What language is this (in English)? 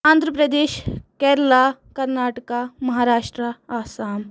Kashmiri